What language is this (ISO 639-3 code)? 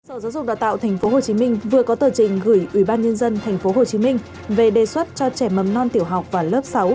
vie